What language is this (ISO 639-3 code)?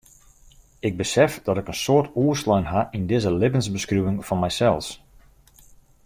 fry